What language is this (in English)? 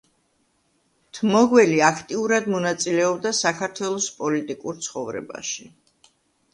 Georgian